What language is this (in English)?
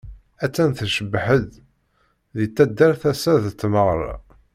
Kabyle